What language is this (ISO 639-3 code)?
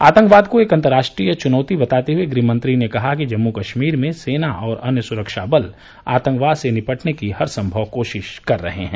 hin